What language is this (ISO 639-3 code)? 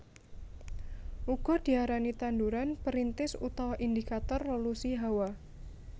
jav